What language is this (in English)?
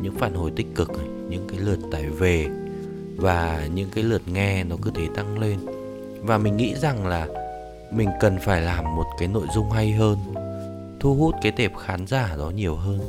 Vietnamese